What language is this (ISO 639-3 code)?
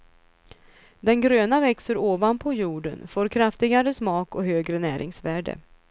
swe